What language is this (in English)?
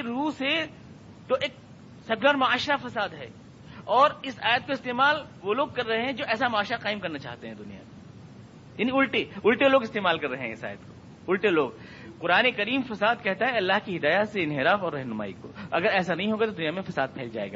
Urdu